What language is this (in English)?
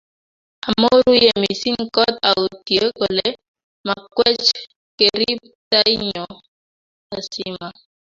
Kalenjin